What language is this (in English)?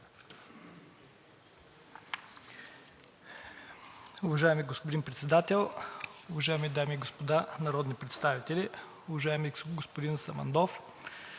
Bulgarian